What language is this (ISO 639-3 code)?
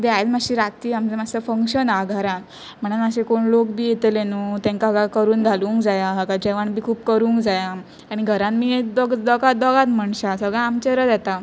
kok